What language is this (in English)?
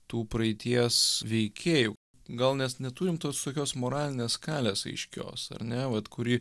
Lithuanian